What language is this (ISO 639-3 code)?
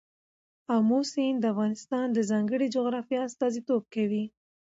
pus